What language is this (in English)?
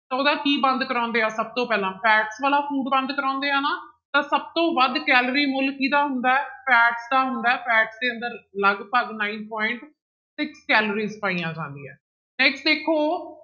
Punjabi